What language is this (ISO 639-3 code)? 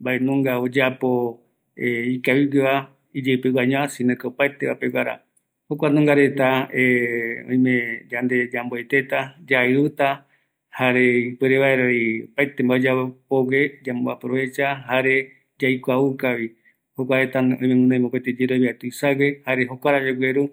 gui